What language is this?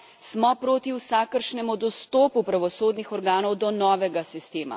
Slovenian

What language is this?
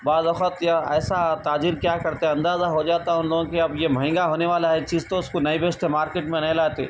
Urdu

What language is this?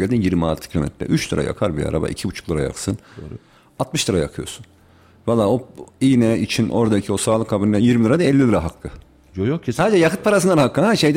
Turkish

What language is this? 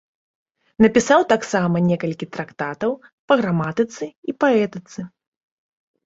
Belarusian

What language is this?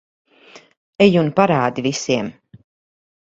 Latvian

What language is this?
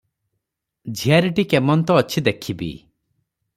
Odia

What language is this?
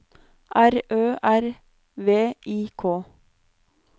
Norwegian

